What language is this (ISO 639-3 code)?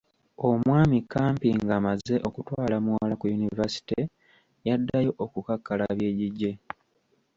lug